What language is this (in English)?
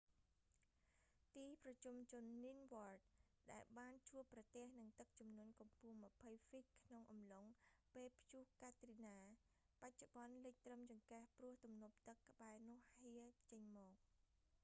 Khmer